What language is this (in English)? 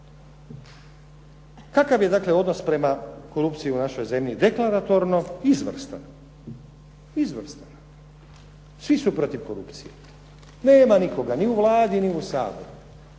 Croatian